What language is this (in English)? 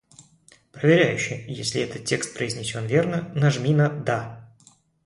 Russian